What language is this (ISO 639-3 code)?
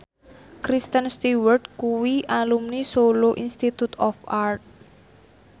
jav